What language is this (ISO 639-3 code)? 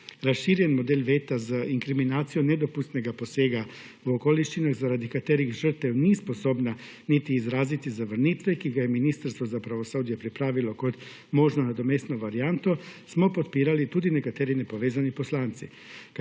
slv